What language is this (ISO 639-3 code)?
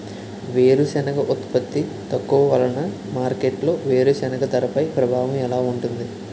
tel